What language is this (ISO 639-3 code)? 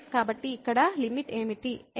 tel